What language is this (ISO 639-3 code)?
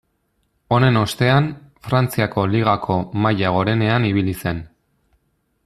eus